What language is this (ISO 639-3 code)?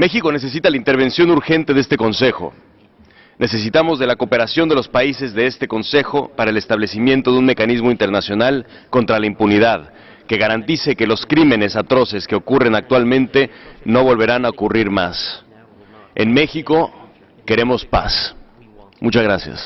spa